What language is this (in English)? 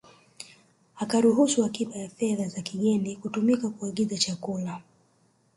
Swahili